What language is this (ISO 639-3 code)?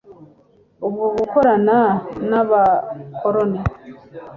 kin